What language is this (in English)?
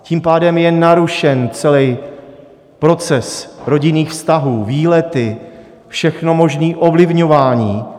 Czech